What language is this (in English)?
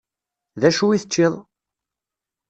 Kabyle